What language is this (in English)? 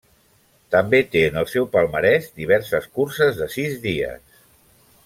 Catalan